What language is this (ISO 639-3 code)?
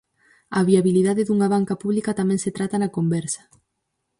glg